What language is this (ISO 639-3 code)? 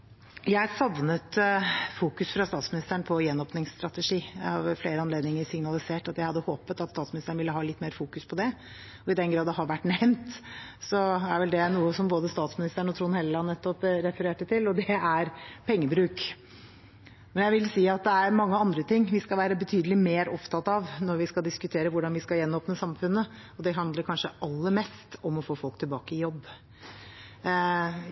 nob